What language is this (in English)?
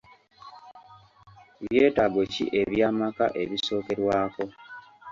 Ganda